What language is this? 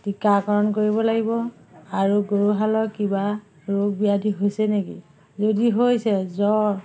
Assamese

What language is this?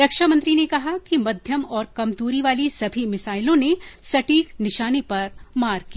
Hindi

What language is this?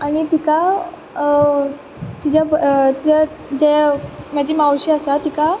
Konkani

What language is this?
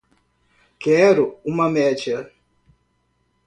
Portuguese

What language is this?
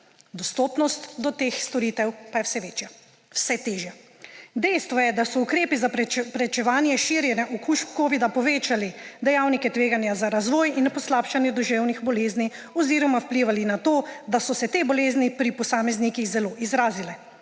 Slovenian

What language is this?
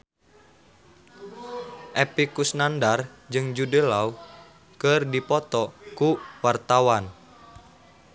Sundanese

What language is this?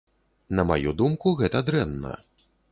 Belarusian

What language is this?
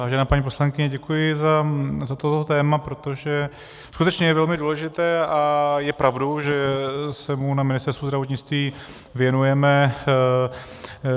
Czech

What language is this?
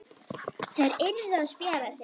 Icelandic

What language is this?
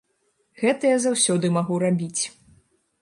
Belarusian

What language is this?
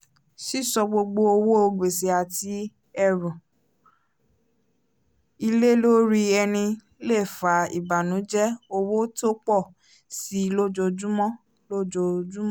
Yoruba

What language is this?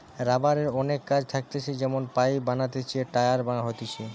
Bangla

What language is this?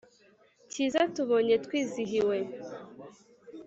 Kinyarwanda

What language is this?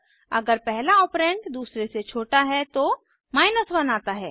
Hindi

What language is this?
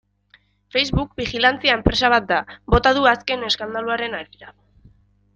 Basque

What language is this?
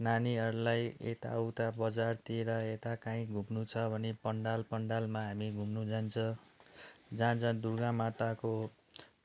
Nepali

